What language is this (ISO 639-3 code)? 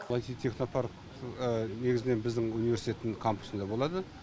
kaz